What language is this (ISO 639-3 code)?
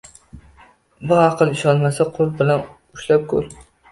uzb